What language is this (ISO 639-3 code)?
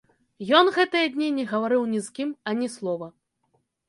bel